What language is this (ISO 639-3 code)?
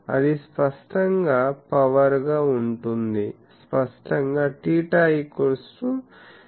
tel